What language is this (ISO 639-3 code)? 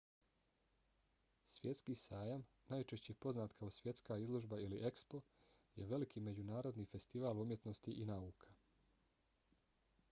bos